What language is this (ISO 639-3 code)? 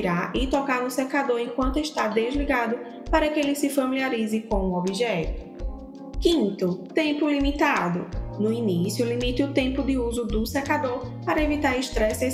por